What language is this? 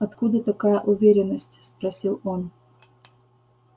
Russian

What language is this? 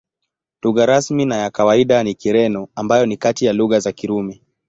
Swahili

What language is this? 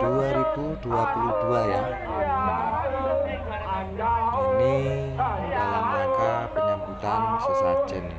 Indonesian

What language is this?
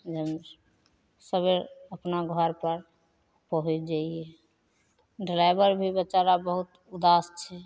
Maithili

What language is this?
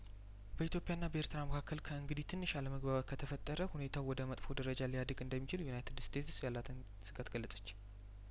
Amharic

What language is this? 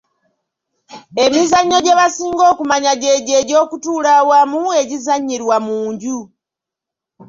Ganda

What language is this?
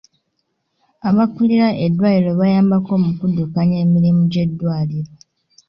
Ganda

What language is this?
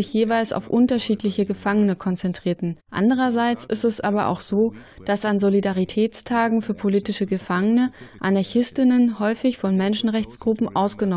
German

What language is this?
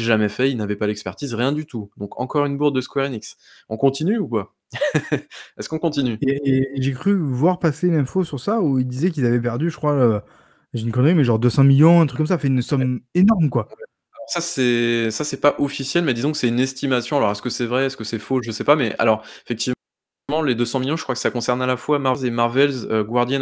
French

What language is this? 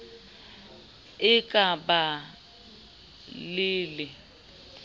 Southern Sotho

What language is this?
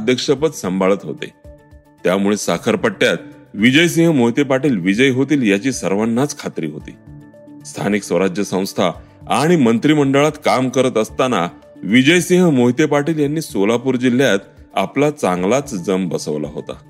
Marathi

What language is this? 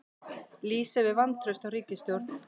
Icelandic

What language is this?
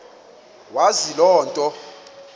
Xhosa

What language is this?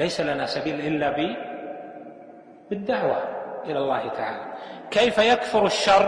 Arabic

